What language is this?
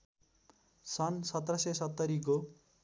Nepali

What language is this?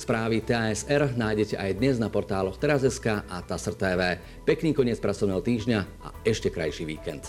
Slovak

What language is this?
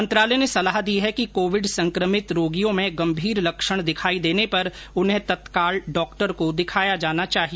Hindi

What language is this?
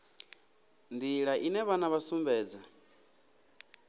Venda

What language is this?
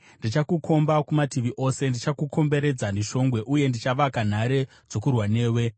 Shona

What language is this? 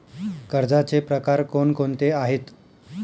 Marathi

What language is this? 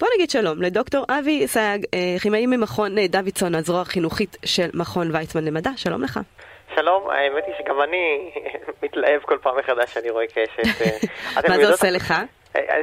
Hebrew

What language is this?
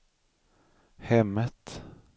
Swedish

